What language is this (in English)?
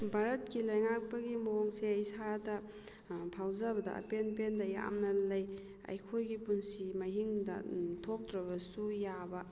Manipuri